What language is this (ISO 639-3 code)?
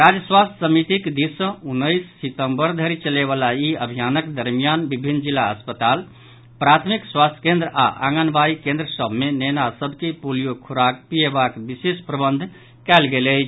mai